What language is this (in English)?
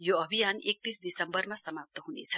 Nepali